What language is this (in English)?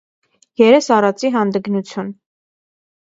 Armenian